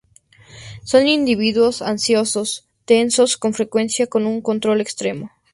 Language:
Spanish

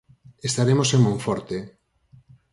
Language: Galician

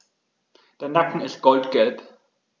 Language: German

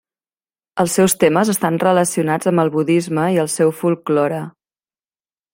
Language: Catalan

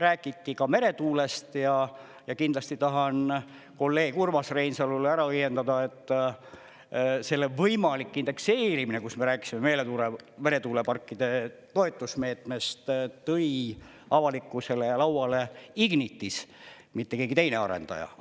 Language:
Estonian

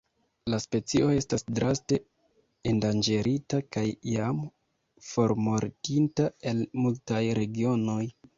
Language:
Esperanto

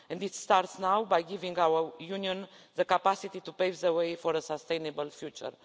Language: English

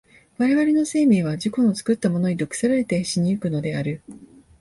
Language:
Japanese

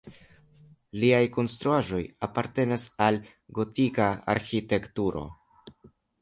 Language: Esperanto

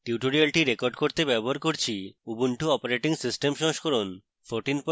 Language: Bangla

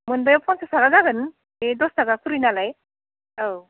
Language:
Bodo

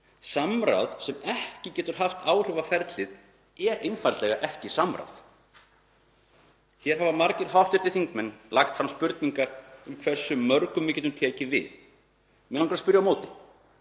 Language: Icelandic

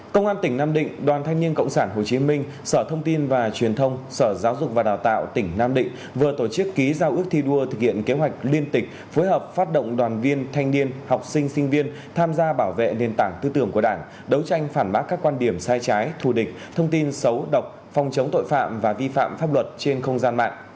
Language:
Vietnamese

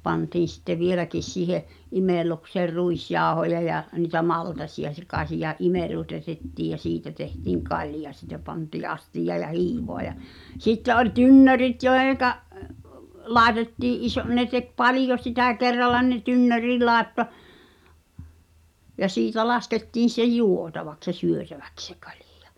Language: Finnish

